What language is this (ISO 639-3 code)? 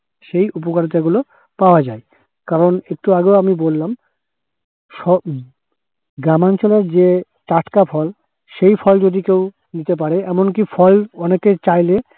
ben